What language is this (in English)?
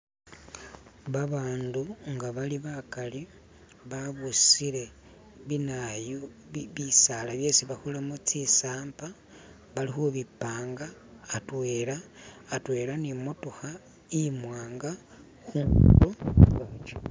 Masaaba